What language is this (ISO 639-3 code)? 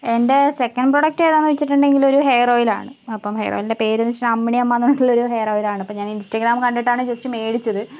mal